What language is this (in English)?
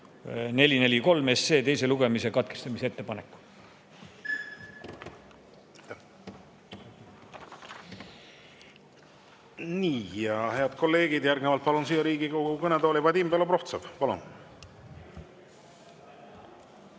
Estonian